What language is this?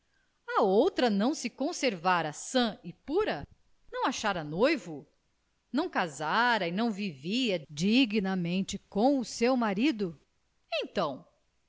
Portuguese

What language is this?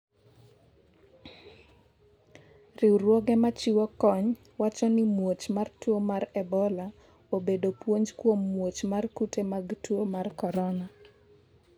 Luo (Kenya and Tanzania)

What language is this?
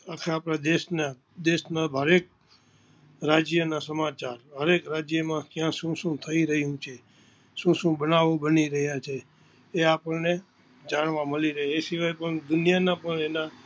Gujarati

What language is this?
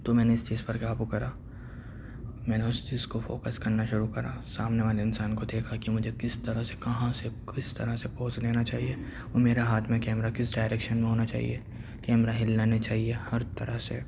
Urdu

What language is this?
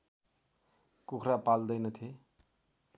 Nepali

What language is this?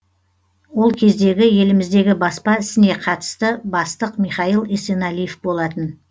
Kazakh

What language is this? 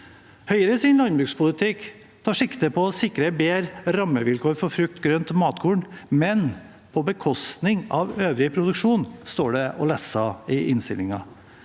Norwegian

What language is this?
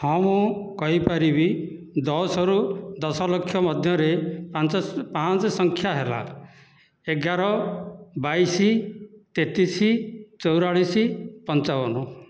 Odia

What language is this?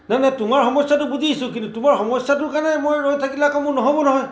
Assamese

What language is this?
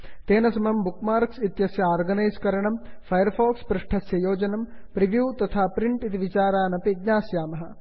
Sanskrit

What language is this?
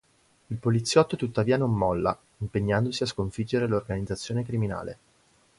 Italian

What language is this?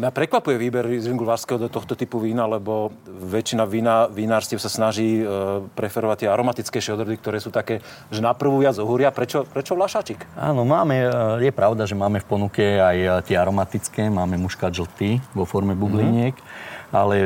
Slovak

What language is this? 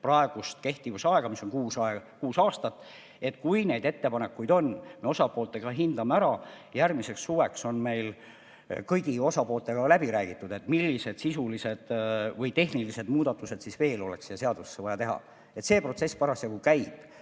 Estonian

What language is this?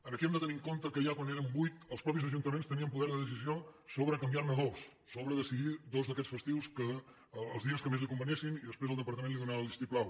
Catalan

